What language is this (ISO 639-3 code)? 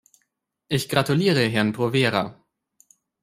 deu